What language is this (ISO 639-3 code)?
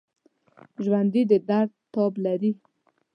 pus